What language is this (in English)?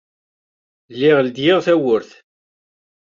Kabyle